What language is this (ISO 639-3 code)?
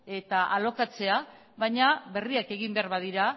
eus